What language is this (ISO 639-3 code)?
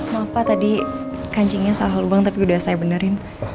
ind